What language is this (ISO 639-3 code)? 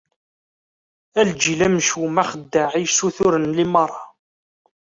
kab